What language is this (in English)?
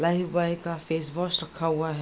Hindi